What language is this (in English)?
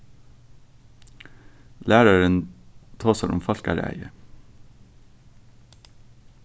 Faroese